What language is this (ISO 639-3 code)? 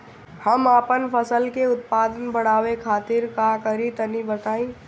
bho